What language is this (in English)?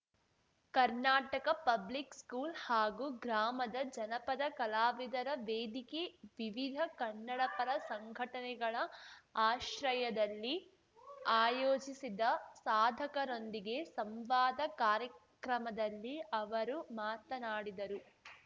Kannada